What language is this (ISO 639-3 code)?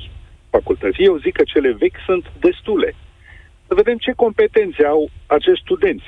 ron